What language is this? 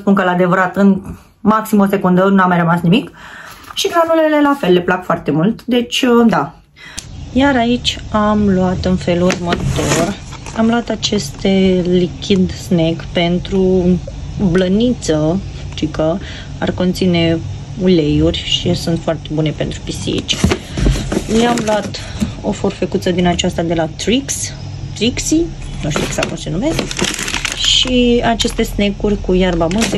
Romanian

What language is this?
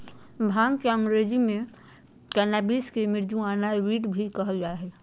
Magahi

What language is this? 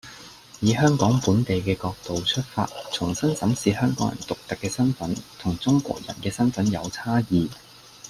Cantonese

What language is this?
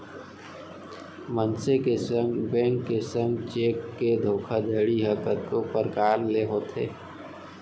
Chhattisgarhi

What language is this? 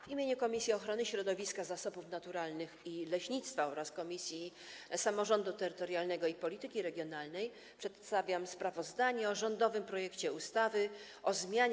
Polish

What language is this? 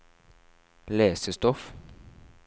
Norwegian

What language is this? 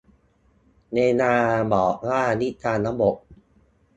Thai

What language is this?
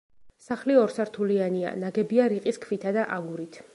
Georgian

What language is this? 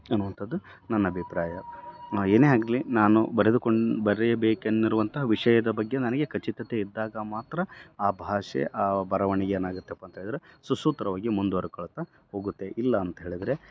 Kannada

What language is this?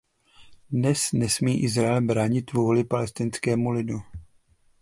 Czech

